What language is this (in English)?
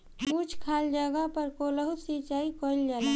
Bhojpuri